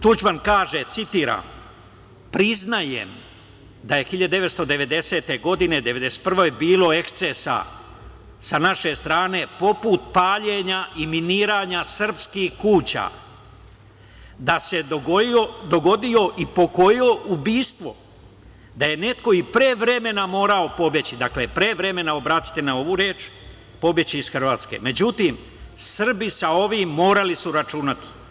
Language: Serbian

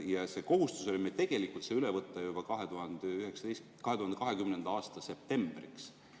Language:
Estonian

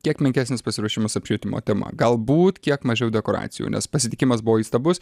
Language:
Lithuanian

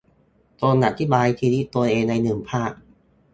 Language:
Thai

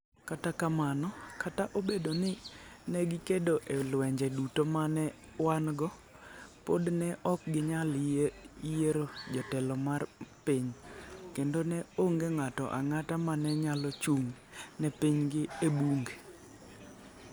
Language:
Luo (Kenya and Tanzania)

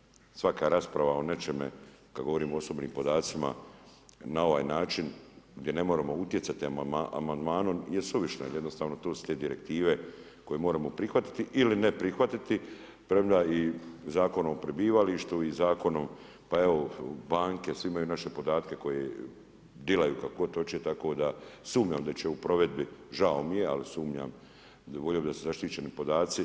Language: Croatian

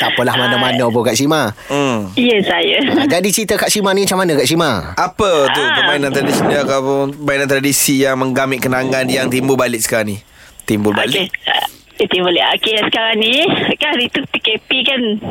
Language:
Malay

